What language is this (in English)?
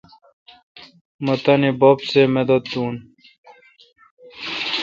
Kalkoti